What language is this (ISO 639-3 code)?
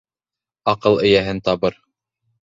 bak